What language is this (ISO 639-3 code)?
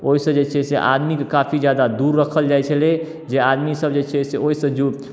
mai